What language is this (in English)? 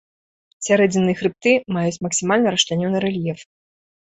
Belarusian